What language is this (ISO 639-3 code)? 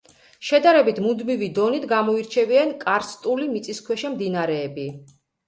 kat